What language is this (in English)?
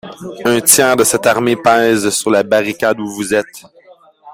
French